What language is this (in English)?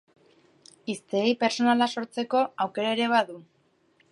Basque